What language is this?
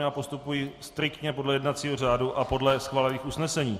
Czech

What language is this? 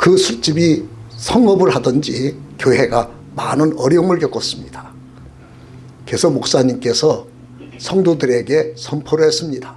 Korean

